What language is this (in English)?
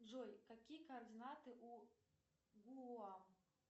Russian